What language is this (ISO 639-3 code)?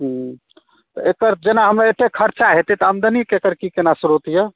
mai